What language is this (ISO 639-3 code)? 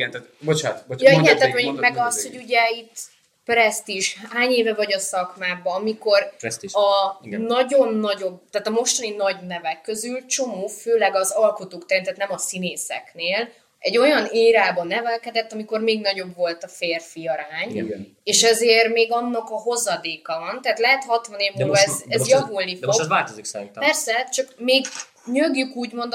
hun